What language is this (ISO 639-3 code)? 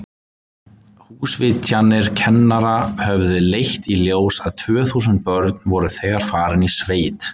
isl